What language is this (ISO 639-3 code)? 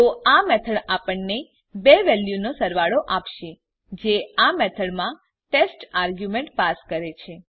guj